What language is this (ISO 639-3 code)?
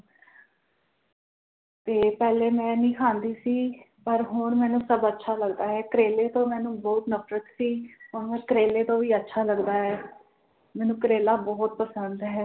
pan